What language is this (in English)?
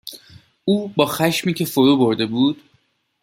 Persian